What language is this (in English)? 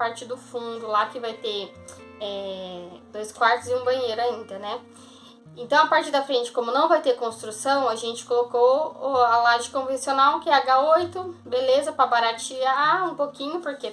Portuguese